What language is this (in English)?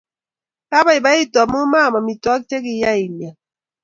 Kalenjin